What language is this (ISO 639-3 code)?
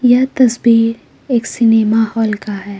hin